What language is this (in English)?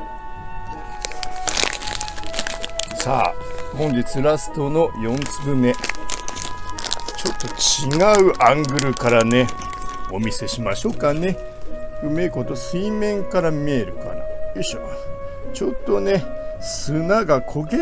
Japanese